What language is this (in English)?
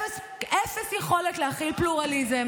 Hebrew